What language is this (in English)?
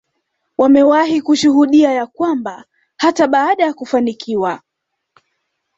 Swahili